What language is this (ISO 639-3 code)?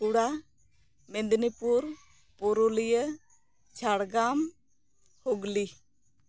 sat